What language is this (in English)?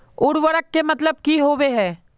Magahi